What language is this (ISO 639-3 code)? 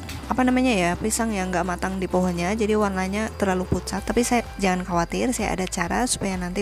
ind